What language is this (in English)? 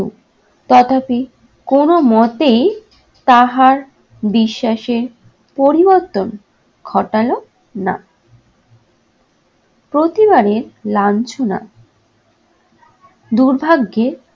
Bangla